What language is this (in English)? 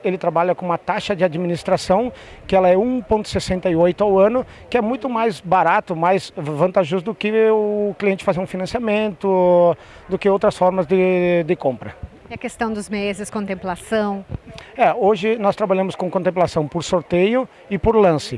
Portuguese